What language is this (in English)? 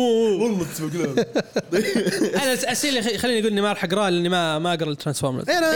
Arabic